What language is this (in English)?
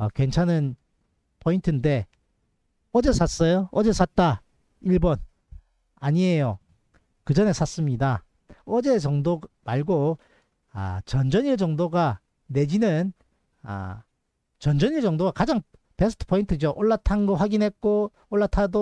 Korean